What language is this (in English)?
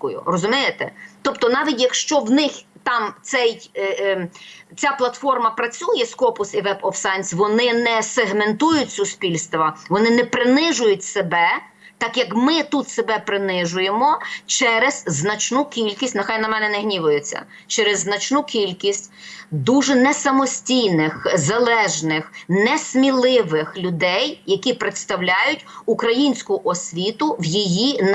Ukrainian